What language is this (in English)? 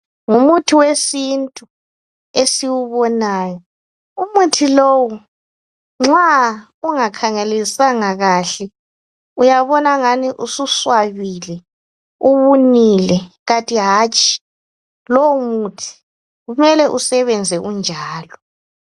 North Ndebele